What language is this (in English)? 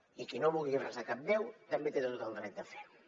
Catalan